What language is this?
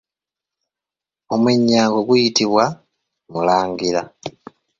Ganda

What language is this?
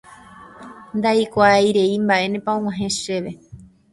Guarani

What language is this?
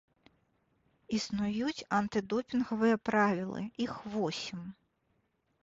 Belarusian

